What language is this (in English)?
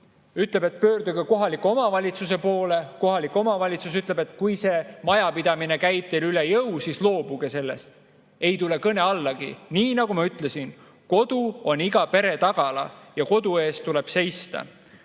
Estonian